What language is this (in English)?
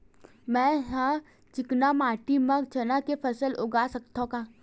Chhattisgarhi